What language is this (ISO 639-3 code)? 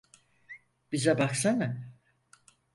tur